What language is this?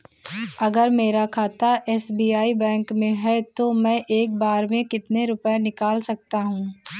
Hindi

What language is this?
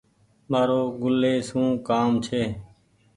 Goaria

